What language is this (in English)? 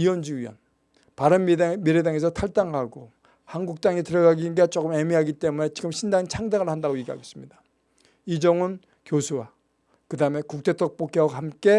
Korean